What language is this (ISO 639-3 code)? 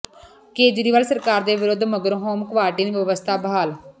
pan